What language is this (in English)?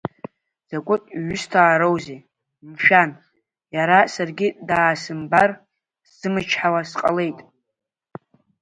Abkhazian